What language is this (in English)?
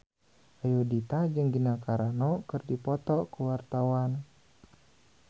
Sundanese